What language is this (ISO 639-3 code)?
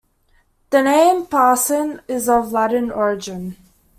eng